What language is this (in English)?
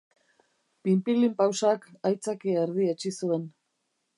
Basque